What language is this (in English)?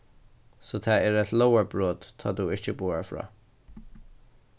Faroese